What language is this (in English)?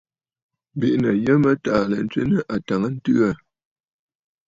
Bafut